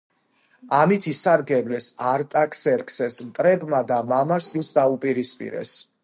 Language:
Georgian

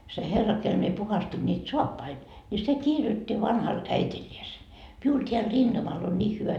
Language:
Finnish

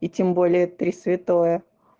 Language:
Russian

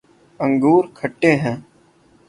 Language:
Urdu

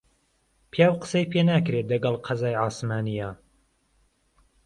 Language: Central Kurdish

